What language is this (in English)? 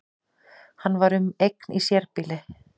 Icelandic